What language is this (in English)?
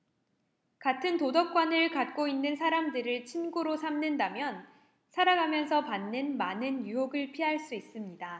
Korean